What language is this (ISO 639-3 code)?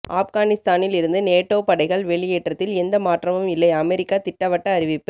tam